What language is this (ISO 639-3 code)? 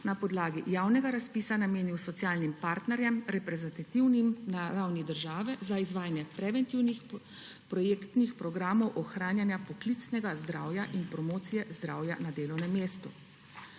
slv